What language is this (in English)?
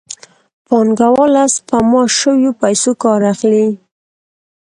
Pashto